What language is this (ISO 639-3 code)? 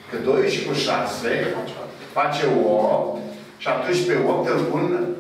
ron